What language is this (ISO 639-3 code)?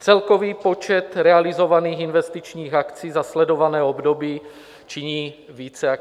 ces